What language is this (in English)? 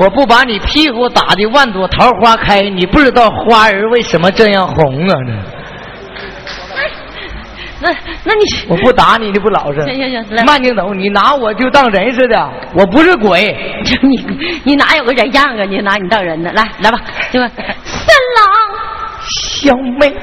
Chinese